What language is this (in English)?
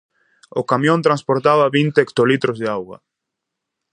Galician